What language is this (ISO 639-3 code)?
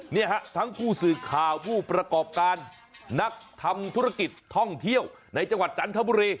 tha